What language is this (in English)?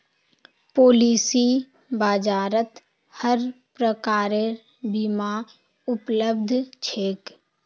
Magahi